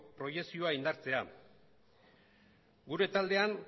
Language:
Basque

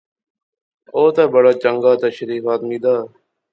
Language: Pahari-Potwari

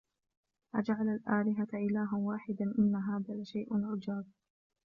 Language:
Arabic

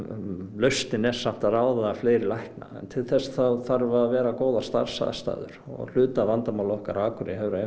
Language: Icelandic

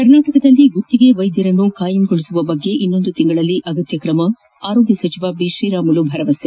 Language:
Kannada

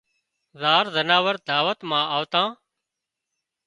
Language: Wadiyara Koli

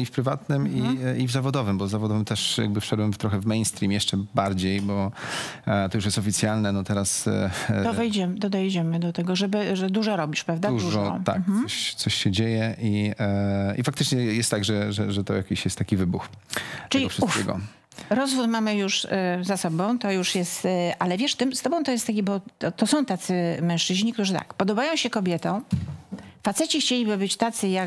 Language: Polish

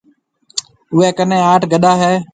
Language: Marwari (Pakistan)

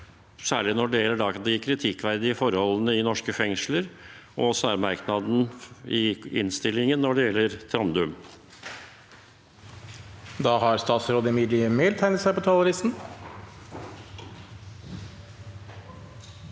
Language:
Norwegian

